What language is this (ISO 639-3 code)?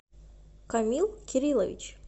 rus